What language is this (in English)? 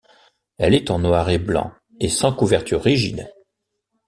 French